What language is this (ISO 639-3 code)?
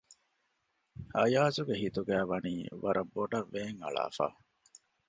div